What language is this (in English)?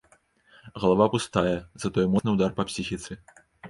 Belarusian